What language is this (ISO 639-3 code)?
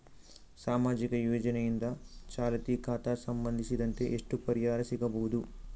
kan